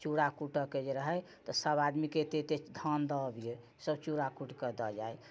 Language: Maithili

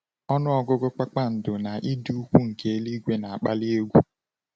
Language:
Igbo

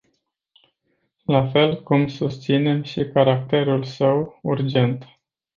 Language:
Romanian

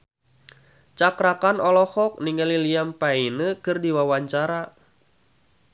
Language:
Sundanese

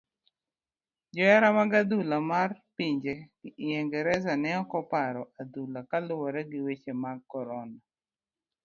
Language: Luo (Kenya and Tanzania)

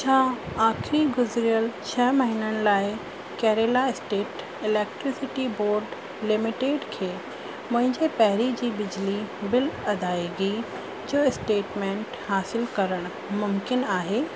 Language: Sindhi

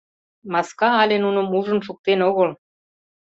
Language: Mari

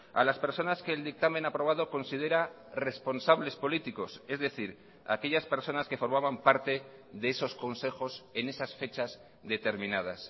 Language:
Spanish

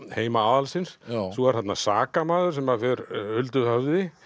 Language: Icelandic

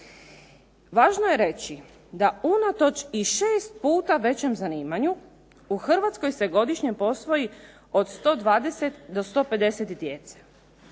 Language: Croatian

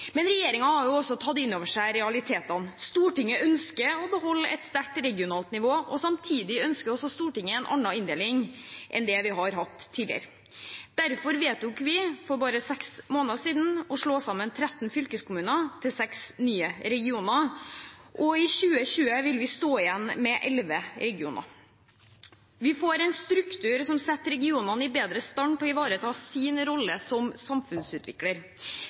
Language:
Norwegian Bokmål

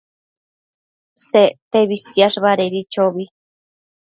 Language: Matsés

